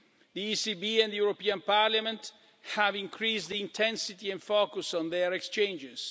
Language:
English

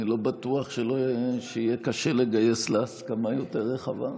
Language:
Hebrew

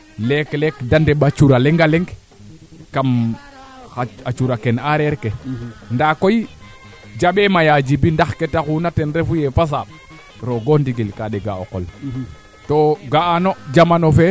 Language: Serer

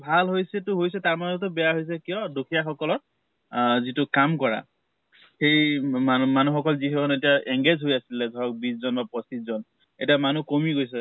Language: Assamese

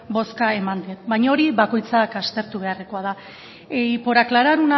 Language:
Basque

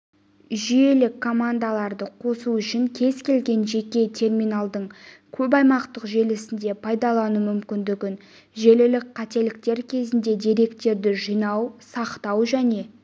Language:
Kazakh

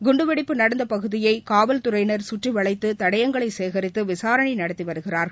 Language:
Tamil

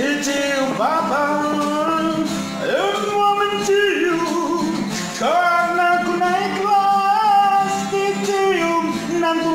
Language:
Indonesian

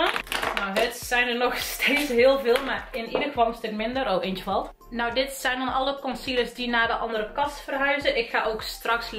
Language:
Dutch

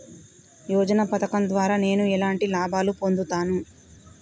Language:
Telugu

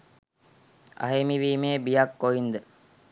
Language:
Sinhala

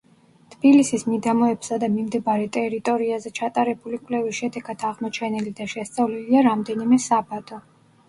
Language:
Georgian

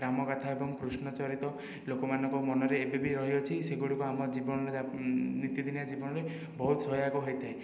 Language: Odia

